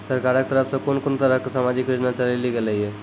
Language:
Maithili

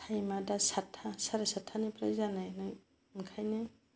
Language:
Bodo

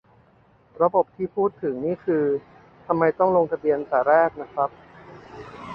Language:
Thai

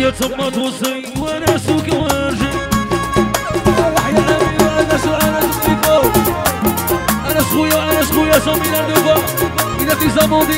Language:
Arabic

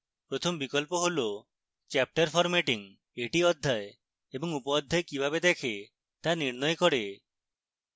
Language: Bangla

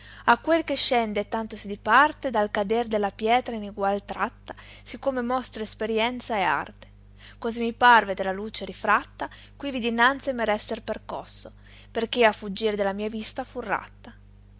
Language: Italian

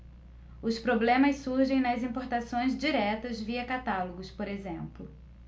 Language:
Portuguese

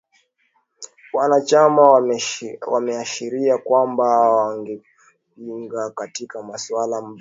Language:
Swahili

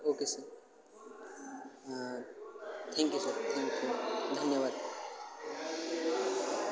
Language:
Marathi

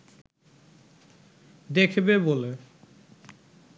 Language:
Bangla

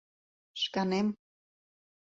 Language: Mari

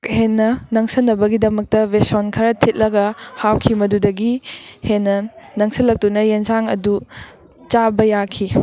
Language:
Manipuri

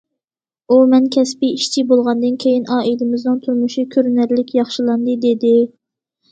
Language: Uyghur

